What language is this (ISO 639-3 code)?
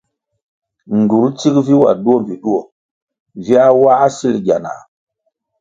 nmg